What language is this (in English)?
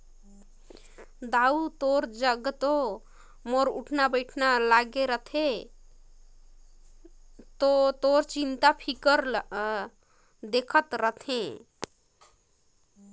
Chhattisgarhi